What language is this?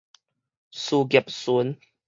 Min Nan Chinese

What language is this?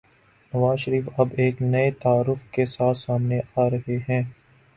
Urdu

